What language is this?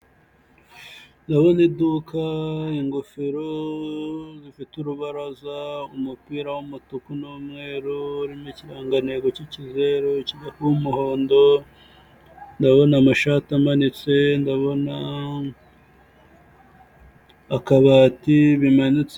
Kinyarwanda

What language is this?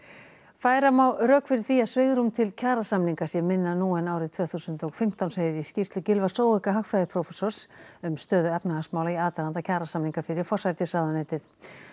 Icelandic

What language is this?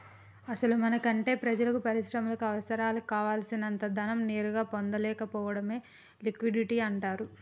Telugu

